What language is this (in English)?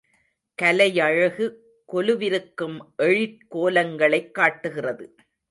Tamil